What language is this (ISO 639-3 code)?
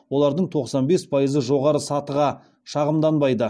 kaz